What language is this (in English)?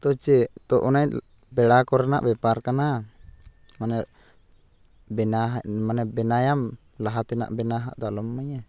Santali